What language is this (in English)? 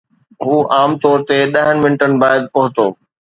Sindhi